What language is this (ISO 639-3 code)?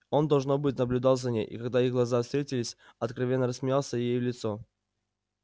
rus